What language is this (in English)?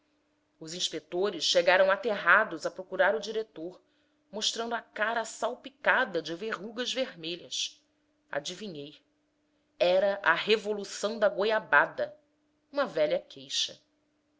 Portuguese